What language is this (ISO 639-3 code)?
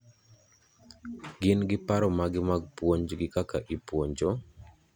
luo